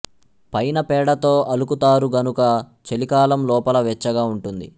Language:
Telugu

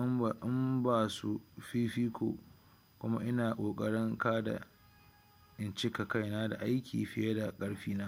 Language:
Hausa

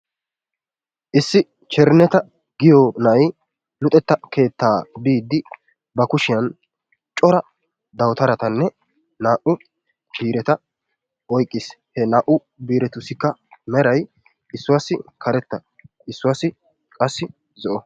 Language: Wolaytta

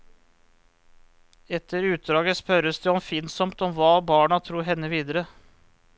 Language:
Norwegian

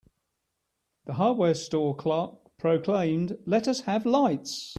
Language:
English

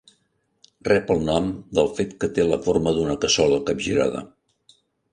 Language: Catalan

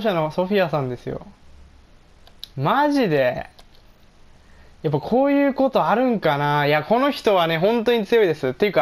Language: Japanese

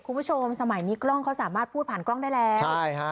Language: Thai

